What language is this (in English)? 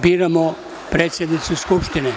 Serbian